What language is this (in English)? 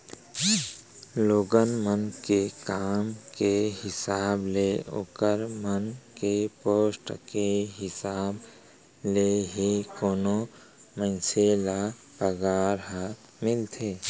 Chhattisgarhi